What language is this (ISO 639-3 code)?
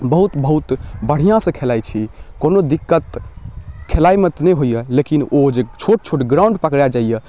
mai